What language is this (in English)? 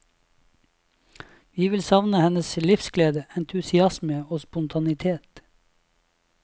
Norwegian